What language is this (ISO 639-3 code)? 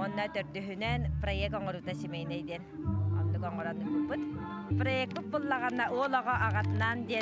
tur